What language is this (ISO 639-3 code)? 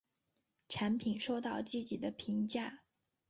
zho